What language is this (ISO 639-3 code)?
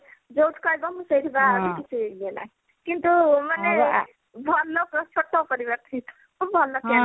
ori